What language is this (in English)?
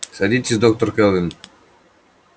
Russian